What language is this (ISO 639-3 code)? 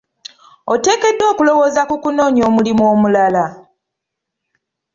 lug